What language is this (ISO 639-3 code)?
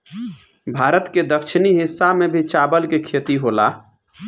bho